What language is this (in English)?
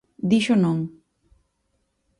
Galician